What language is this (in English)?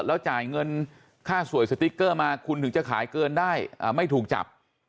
Thai